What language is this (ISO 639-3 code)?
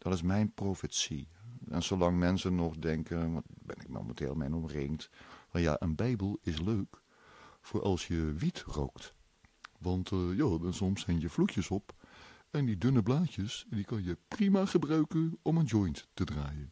nld